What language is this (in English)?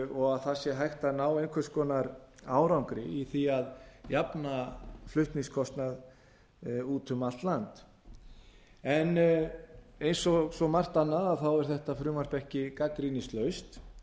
Icelandic